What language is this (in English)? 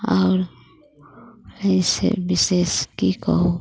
Maithili